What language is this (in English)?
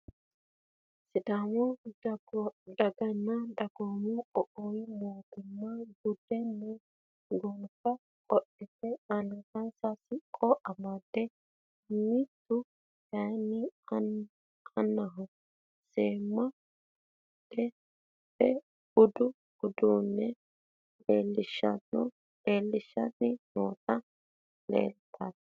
Sidamo